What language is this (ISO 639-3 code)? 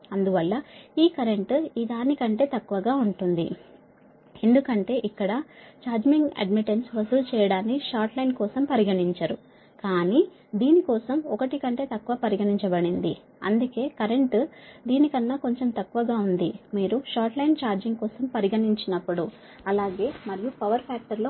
tel